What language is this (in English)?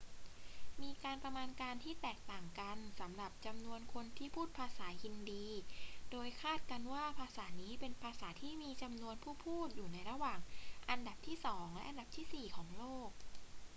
Thai